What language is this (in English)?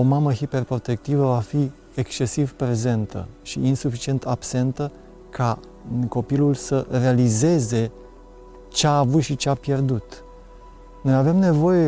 Romanian